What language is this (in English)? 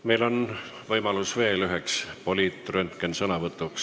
Estonian